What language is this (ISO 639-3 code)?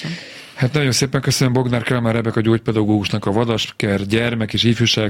hun